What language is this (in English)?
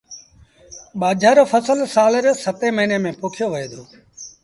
Sindhi Bhil